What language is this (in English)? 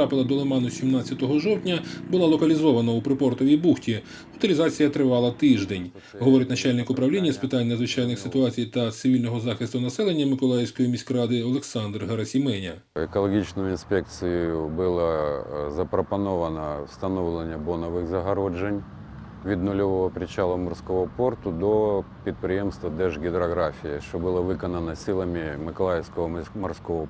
Ukrainian